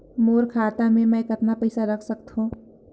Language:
Chhattisgarhi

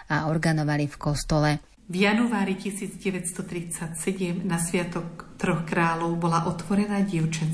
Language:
Slovak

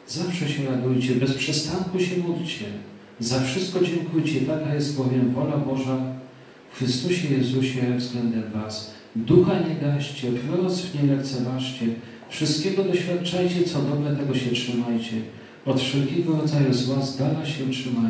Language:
Polish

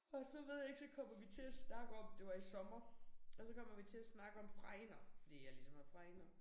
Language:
Danish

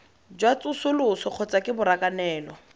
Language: Tswana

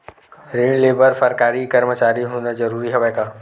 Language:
Chhattisgarhi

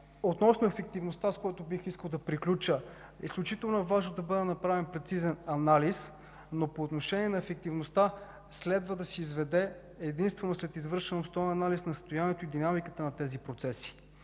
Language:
Bulgarian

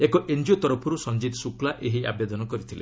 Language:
Odia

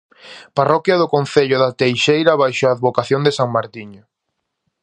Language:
Galician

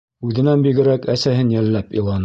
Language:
Bashkir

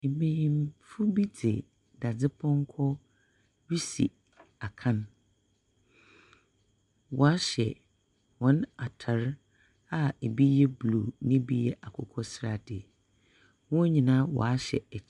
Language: Akan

